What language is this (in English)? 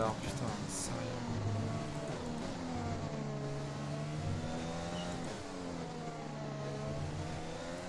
French